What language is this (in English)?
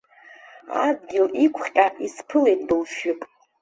Abkhazian